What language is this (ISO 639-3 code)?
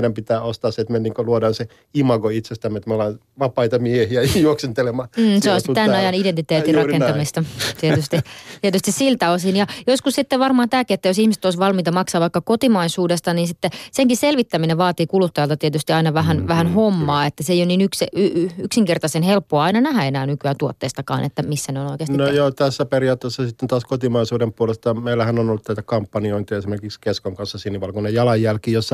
fin